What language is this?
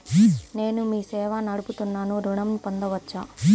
Telugu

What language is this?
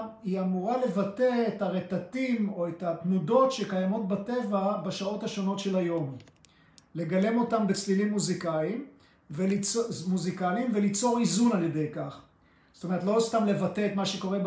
Hebrew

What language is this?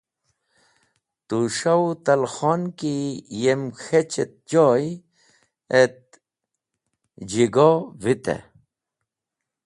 Wakhi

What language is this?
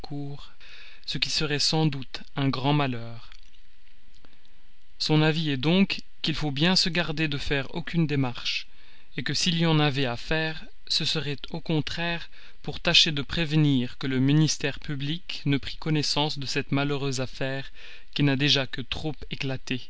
French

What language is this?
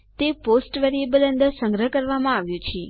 Gujarati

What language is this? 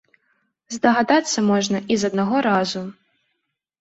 Belarusian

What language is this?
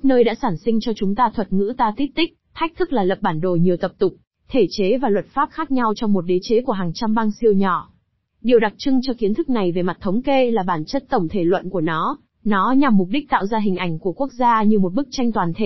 Vietnamese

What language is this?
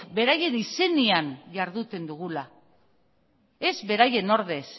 Basque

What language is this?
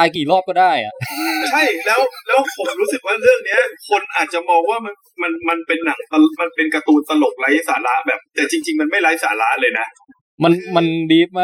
Thai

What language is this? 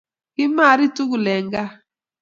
Kalenjin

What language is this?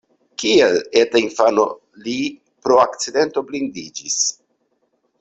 Esperanto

